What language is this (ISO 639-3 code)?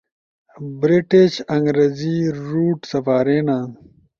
ush